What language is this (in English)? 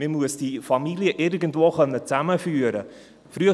Swiss German